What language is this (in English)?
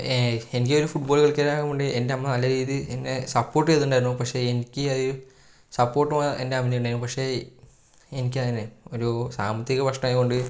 Malayalam